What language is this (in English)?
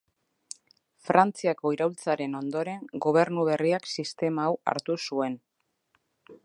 Basque